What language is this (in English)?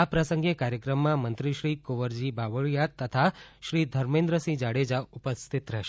Gujarati